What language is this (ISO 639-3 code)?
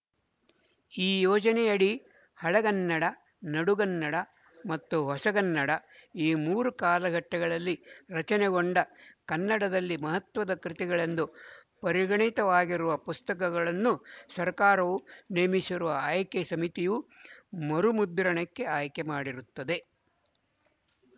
kan